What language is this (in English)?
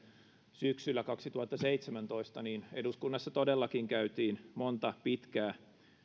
Finnish